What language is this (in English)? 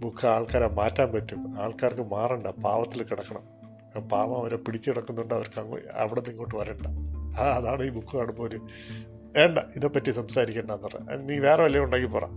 Malayalam